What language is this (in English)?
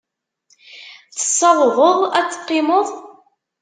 Kabyle